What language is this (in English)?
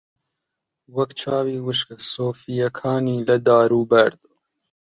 Central Kurdish